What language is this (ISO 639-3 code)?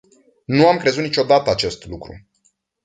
ron